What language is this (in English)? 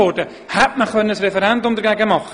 Swiss German